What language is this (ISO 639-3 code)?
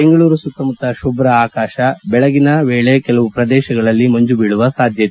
kan